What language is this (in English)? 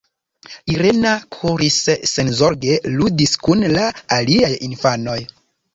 Esperanto